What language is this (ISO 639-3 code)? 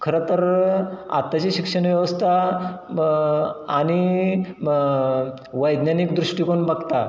mar